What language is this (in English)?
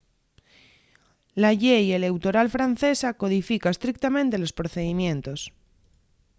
Asturian